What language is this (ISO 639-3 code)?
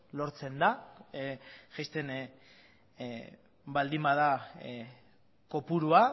eus